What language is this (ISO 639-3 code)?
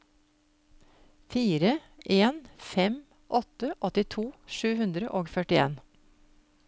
nor